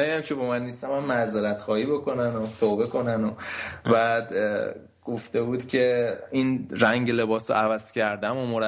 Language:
Persian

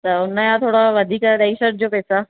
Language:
Sindhi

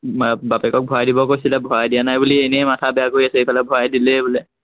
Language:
Assamese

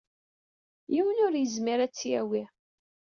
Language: Kabyle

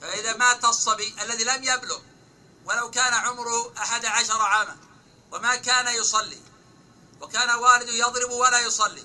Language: Arabic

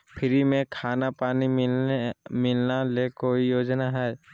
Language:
Magahi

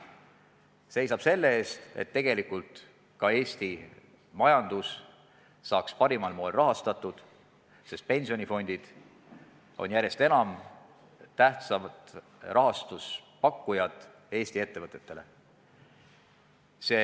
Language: Estonian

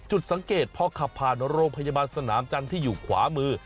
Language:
Thai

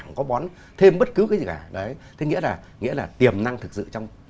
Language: Vietnamese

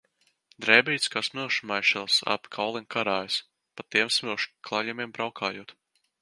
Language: Latvian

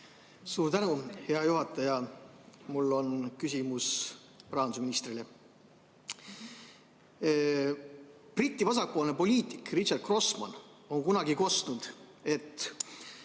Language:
Estonian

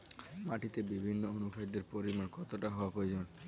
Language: Bangla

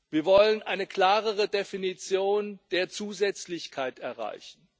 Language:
German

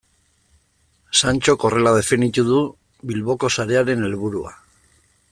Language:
Basque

